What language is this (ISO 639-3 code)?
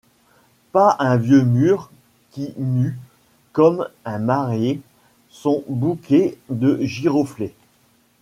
fra